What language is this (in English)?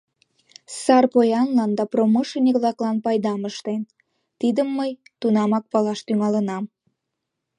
Mari